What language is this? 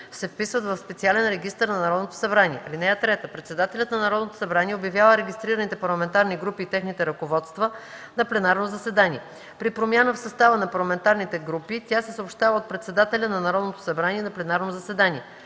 Bulgarian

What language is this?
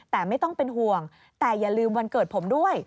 Thai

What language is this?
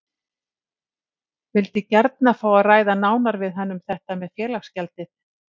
Icelandic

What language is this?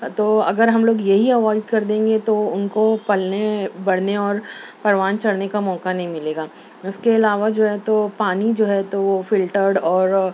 Urdu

